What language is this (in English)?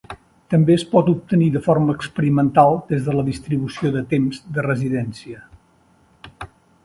Catalan